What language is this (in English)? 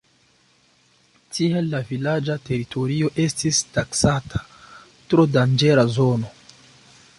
Esperanto